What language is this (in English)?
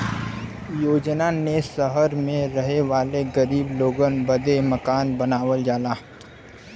Bhojpuri